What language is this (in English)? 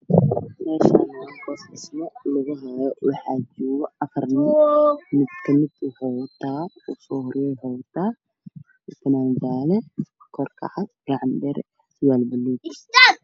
Somali